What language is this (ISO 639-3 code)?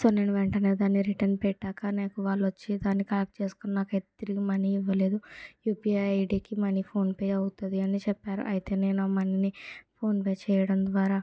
tel